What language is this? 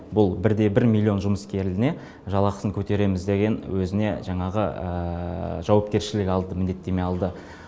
Kazakh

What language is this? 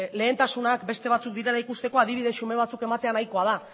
Basque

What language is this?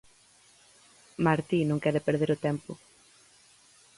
Galician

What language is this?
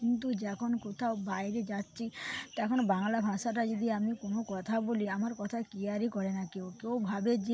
Bangla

